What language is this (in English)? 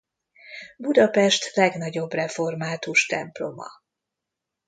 Hungarian